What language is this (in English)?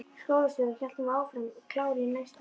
Icelandic